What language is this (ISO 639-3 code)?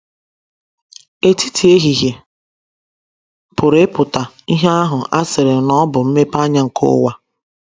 ibo